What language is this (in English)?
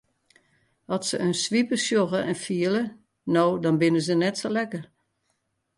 Western Frisian